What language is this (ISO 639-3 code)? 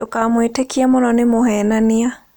kik